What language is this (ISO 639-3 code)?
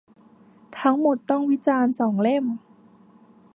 tha